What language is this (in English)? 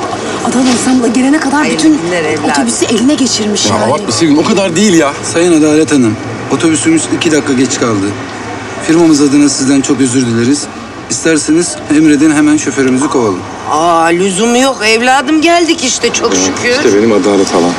Turkish